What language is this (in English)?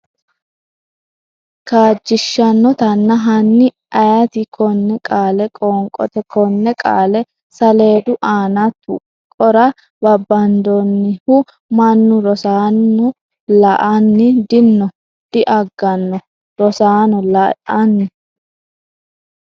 Sidamo